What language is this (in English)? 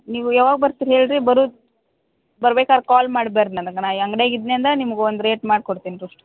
Kannada